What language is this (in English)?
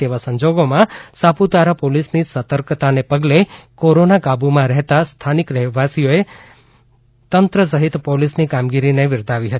Gujarati